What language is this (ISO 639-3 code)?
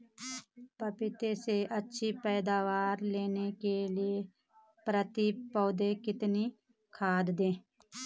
hin